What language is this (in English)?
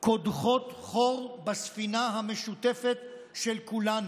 Hebrew